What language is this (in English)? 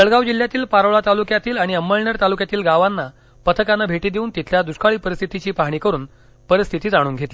Marathi